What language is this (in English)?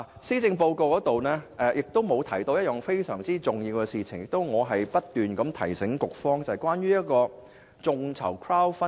Cantonese